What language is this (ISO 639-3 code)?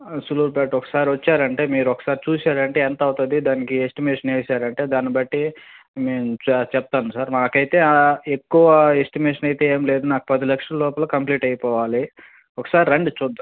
tel